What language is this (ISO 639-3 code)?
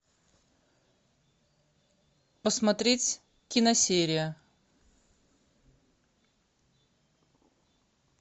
rus